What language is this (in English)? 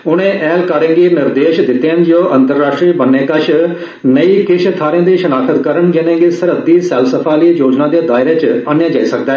Dogri